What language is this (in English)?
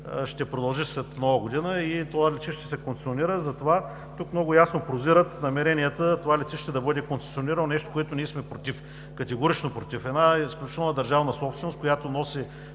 Bulgarian